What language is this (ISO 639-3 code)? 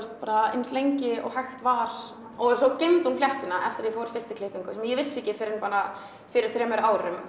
isl